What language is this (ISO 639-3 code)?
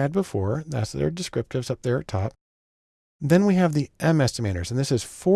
eng